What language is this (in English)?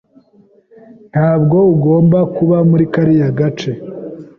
Kinyarwanda